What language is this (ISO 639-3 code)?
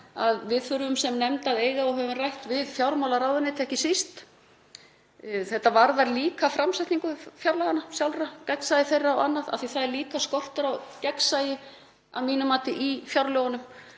isl